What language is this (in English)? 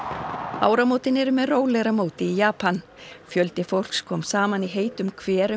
Icelandic